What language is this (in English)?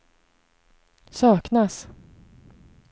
Swedish